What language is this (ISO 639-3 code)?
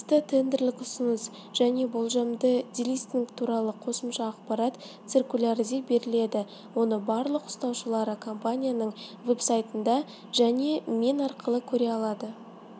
kaz